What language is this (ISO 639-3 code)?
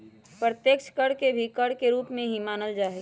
mag